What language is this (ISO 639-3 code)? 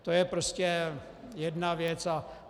ces